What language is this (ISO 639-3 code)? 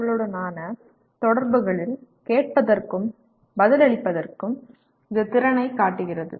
tam